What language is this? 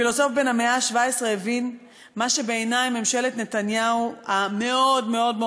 Hebrew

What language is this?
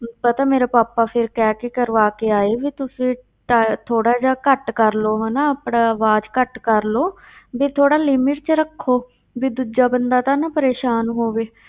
Punjabi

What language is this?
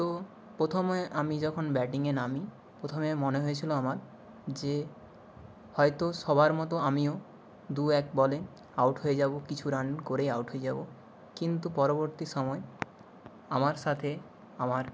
Bangla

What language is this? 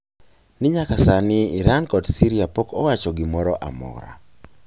Luo (Kenya and Tanzania)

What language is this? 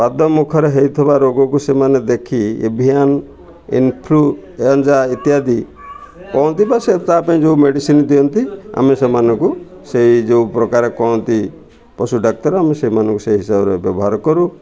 Odia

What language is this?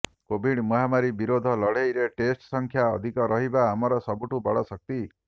Odia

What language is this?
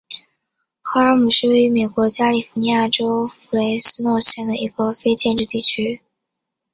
Chinese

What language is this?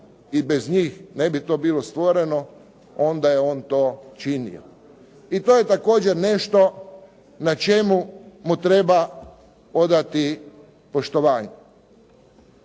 Croatian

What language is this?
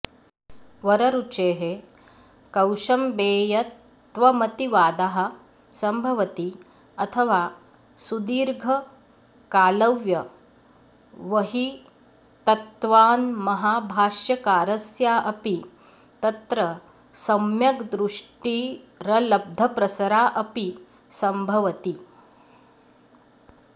Sanskrit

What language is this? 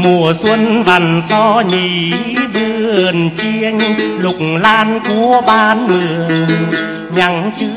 Vietnamese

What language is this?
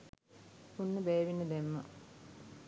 Sinhala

